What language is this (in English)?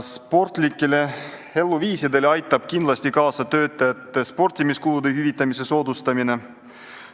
Estonian